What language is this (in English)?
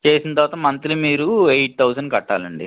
Telugu